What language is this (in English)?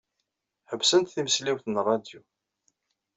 Kabyle